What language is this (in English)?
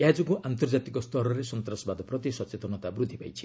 Odia